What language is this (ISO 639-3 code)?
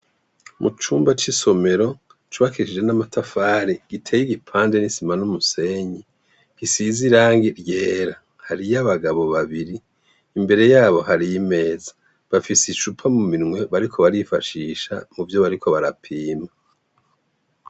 run